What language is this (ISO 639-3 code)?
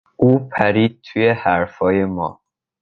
fas